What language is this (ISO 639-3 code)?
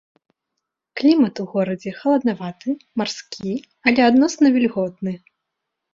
bel